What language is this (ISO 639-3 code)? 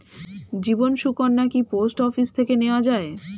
ben